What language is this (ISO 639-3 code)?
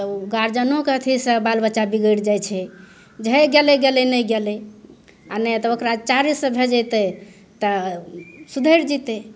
mai